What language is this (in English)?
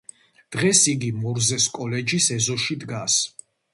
Georgian